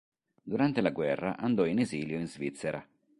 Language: Italian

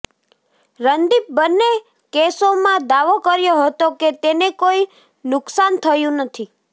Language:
Gujarati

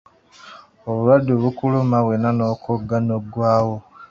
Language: Ganda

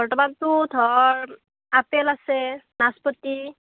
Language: Assamese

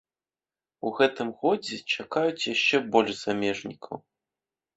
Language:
Belarusian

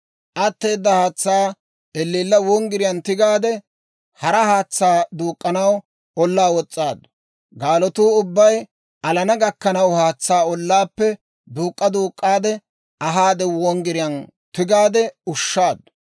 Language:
Dawro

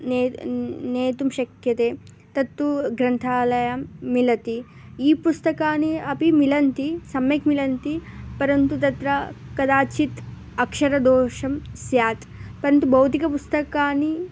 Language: Sanskrit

